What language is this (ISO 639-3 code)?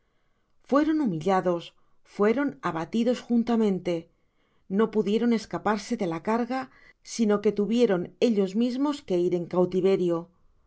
spa